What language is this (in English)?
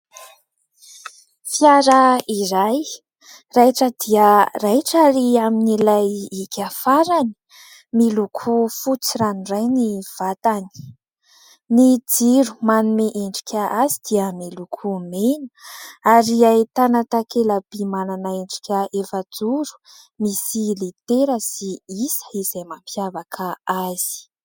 Malagasy